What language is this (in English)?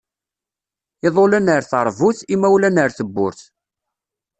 Kabyle